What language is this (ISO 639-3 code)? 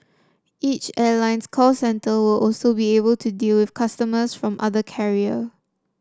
eng